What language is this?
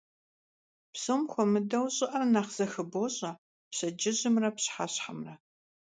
Kabardian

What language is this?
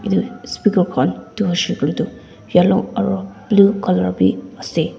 Naga Pidgin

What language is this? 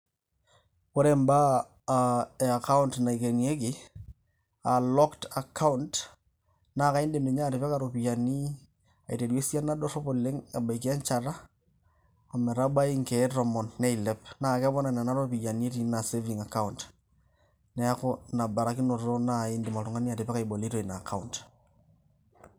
Masai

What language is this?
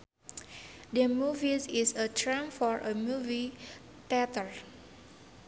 Sundanese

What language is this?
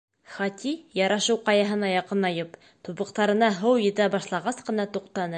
Bashkir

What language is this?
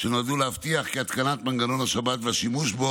Hebrew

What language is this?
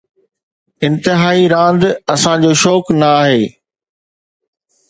Sindhi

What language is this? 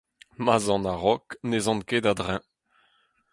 Breton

